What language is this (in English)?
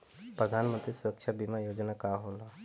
Bhojpuri